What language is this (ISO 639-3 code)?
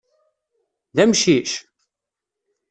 kab